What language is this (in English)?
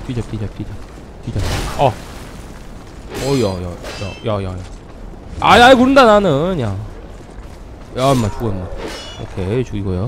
Korean